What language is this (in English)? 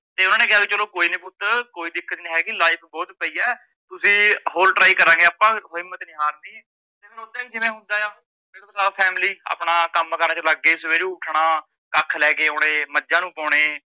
Punjabi